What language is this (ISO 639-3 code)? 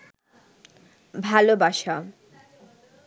ben